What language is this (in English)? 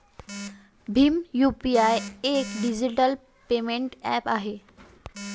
Marathi